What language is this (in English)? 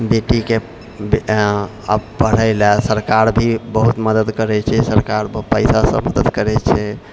Maithili